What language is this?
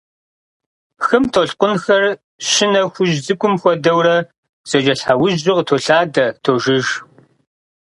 Kabardian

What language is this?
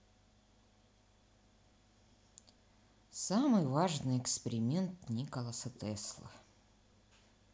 Russian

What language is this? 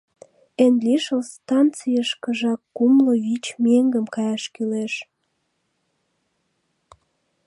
Mari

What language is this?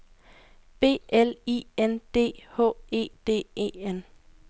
Danish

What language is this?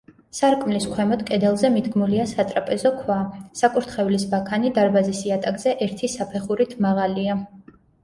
Georgian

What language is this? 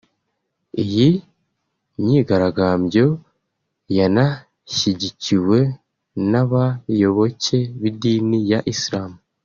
Kinyarwanda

